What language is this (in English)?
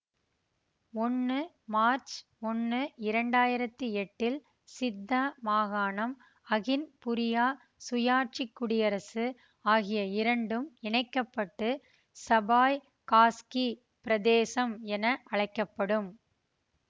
Tamil